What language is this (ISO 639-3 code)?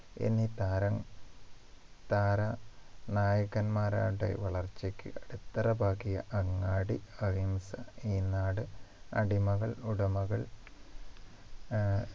mal